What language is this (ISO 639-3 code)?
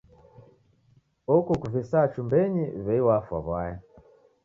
dav